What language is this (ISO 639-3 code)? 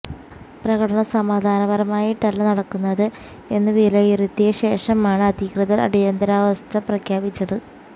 mal